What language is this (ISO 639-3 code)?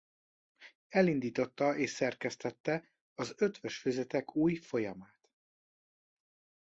hun